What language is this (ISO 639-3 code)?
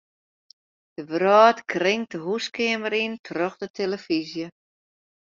fry